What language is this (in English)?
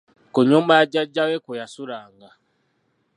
Ganda